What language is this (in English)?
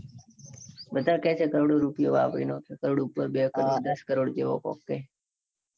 Gujarati